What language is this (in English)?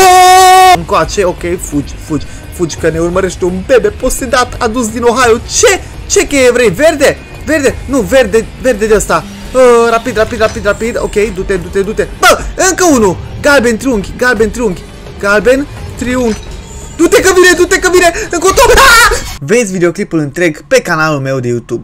Romanian